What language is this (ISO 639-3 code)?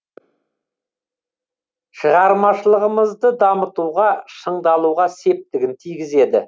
kaz